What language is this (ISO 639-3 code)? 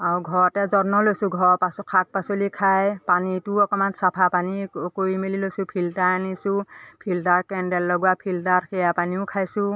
asm